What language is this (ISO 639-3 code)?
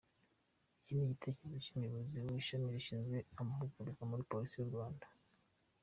kin